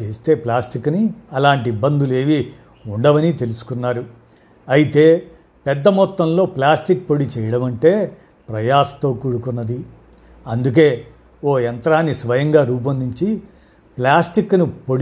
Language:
Telugu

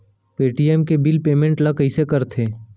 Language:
Chhattisgarhi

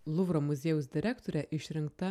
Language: Lithuanian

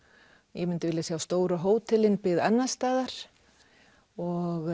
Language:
Icelandic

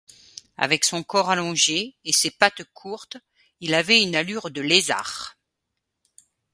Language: French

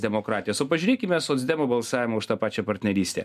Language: Lithuanian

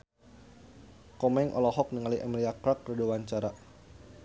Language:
Sundanese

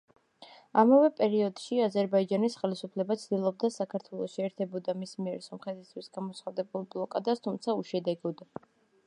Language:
Georgian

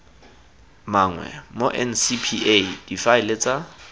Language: Tswana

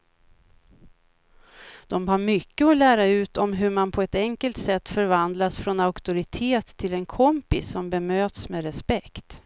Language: Swedish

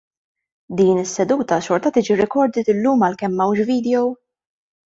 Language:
Maltese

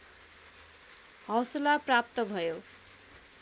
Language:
Nepali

